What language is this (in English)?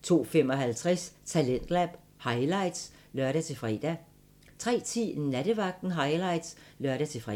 Danish